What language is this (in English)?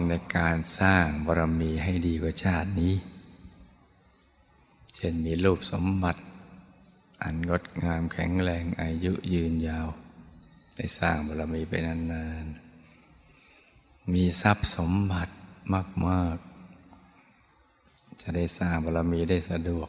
Thai